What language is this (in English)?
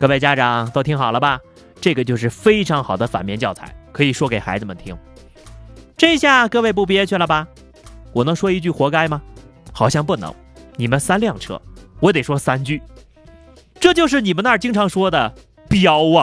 Chinese